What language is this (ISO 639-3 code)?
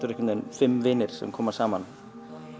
isl